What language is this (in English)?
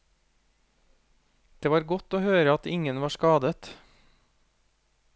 Norwegian